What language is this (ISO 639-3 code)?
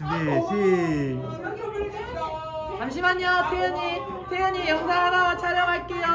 kor